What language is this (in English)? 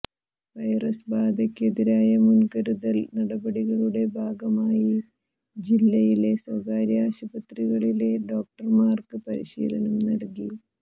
Malayalam